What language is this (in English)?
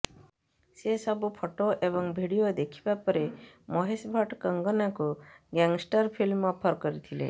Odia